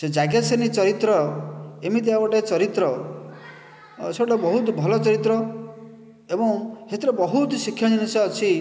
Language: Odia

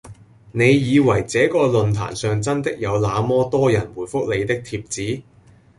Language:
Cantonese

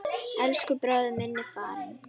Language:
Icelandic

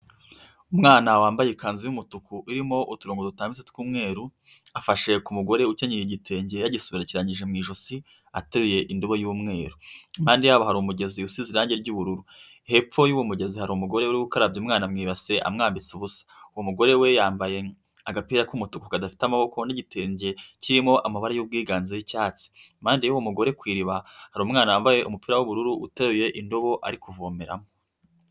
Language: Kinyarwanda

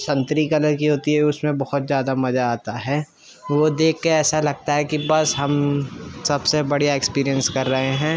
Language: Urdu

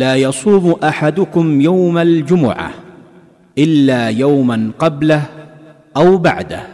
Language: Filipino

